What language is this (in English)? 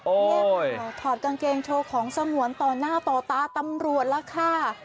Thai